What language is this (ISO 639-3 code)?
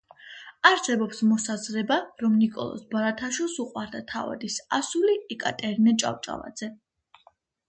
kat